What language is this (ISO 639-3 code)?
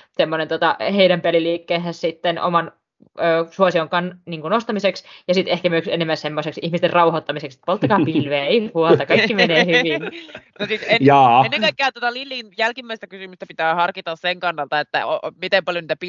fin